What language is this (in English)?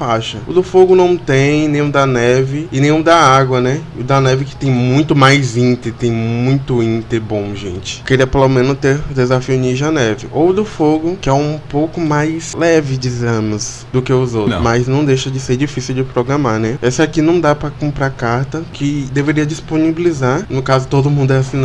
Portuguese